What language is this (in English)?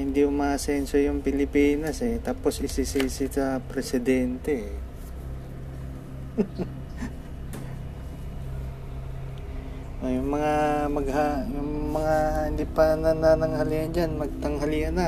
Filipino